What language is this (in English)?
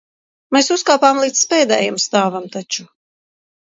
Latvian